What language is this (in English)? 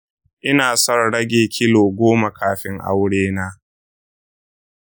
Hausa